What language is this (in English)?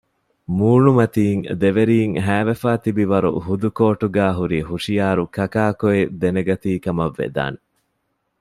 Divehi